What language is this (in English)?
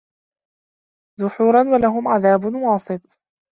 Arabic